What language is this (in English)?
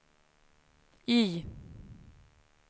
Swedish